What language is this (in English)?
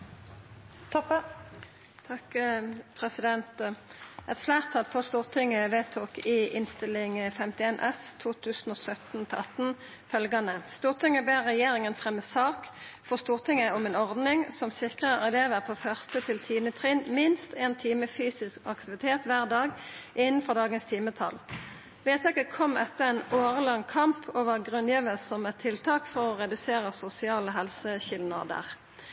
Norwegian Nynorsk